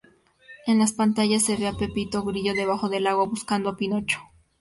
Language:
Spanish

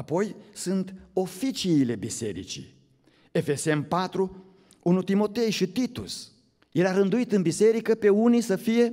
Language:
Romanian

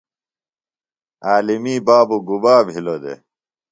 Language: Phalura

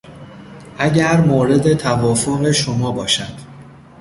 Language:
Persian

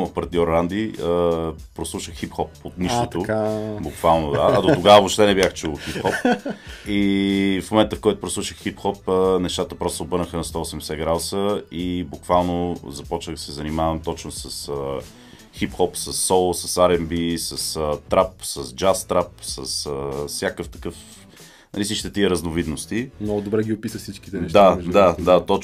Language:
Bulgarian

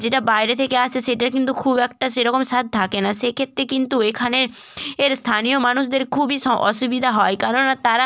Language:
Bangla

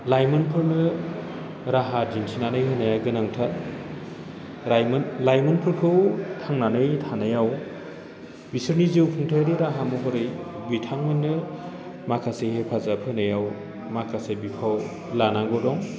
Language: Bodo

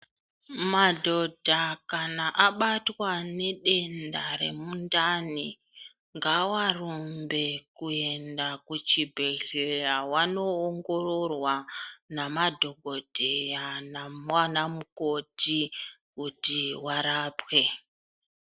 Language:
Ndau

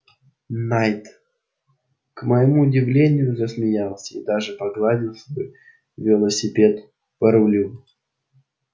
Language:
Russian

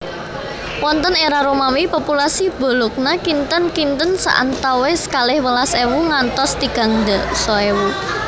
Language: Javanese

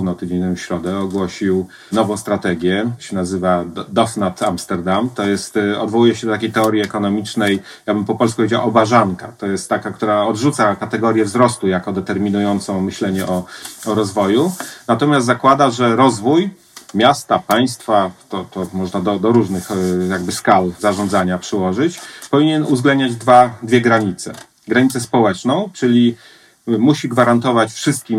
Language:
Polish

